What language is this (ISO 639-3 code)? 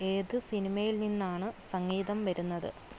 mal